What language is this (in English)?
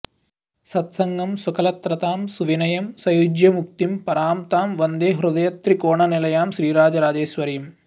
Sanskrit